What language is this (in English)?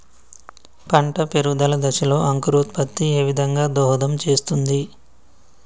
Telugu